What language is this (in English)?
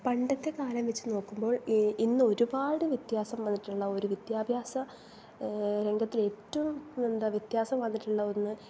Malayalam